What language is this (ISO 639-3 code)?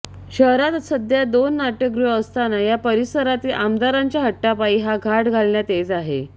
mar